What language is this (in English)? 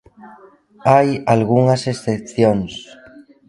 Galician